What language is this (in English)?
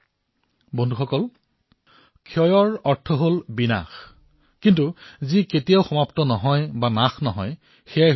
Assamese